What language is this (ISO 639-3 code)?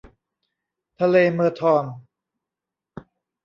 tha